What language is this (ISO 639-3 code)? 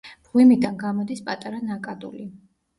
kat